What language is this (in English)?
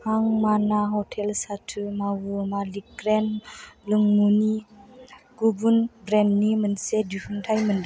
Bodo